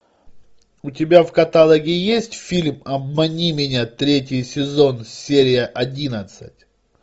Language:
Russian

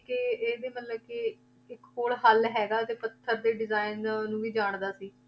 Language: Punjabi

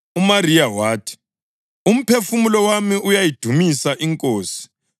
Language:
North Ndebele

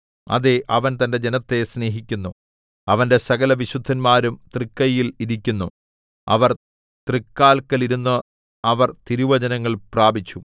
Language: Malayalam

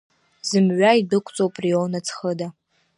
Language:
Abkhazian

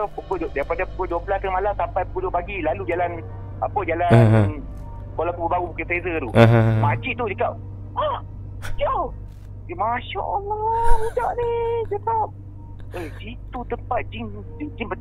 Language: Malay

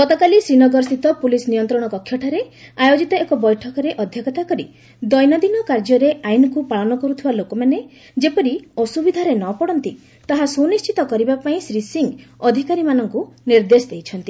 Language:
Odia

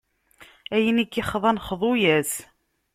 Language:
Kabyle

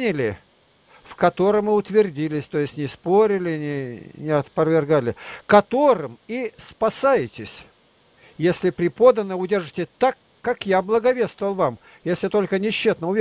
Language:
Russian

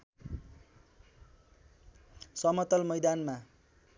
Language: Nepali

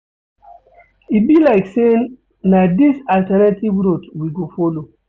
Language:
Nigerian Pidgin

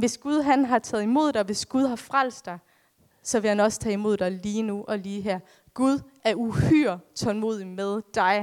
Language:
Danish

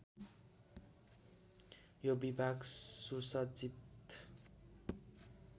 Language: Nepali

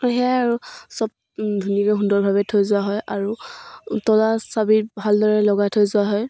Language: Assamese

